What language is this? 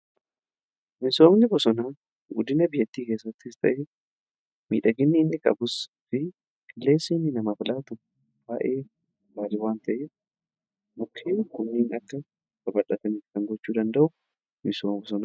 Oromo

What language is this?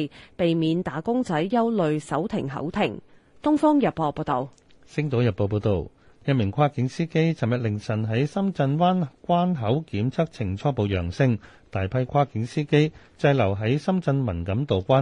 Chinese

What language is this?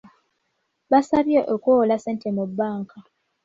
Ganda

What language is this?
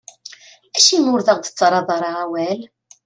Kabyle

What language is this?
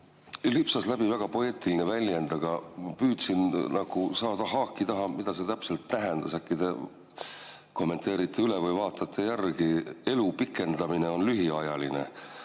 Estonian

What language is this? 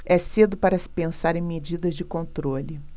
Portuguese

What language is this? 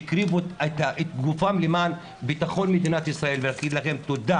Hebrew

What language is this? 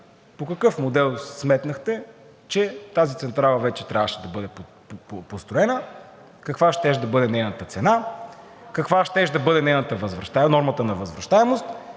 Bulgarian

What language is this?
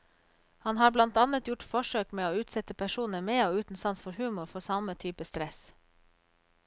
Norwegian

